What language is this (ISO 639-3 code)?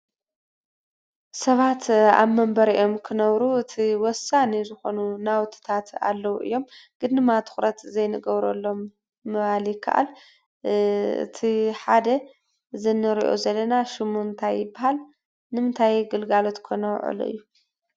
tir